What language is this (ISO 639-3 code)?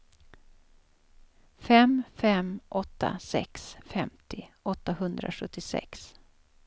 swe